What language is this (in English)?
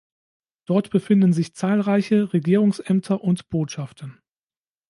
German